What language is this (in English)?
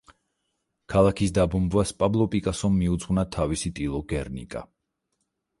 Georgian